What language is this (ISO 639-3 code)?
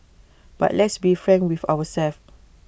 eng